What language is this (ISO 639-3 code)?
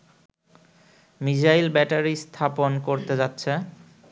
ben